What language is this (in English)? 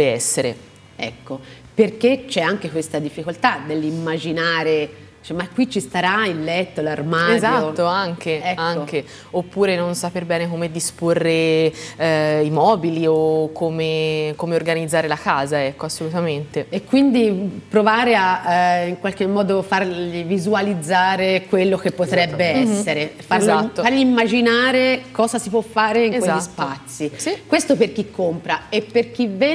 Italian